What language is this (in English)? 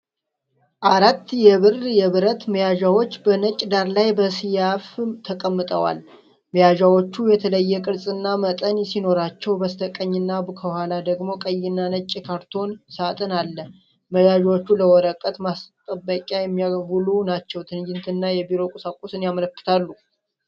Amharic